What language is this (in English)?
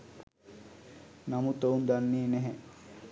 Sinhala